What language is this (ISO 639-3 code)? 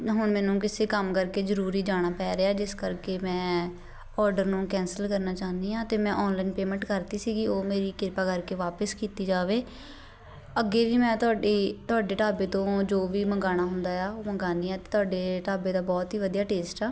pan